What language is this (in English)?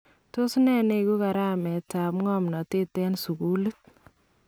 Kalenjin